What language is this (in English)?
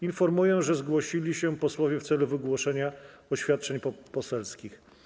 Polish